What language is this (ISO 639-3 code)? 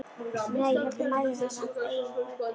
isl